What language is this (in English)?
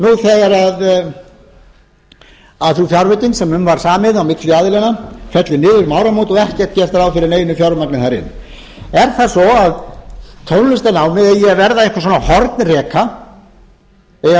Icelandic